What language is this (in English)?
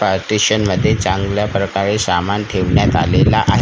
Marathi